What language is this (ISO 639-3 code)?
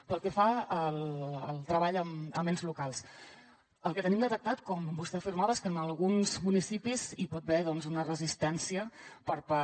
cat